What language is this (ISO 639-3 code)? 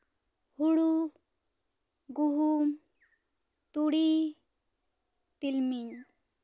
sat